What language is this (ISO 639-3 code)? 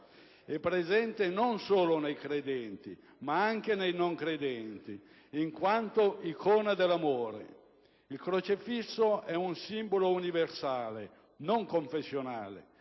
ita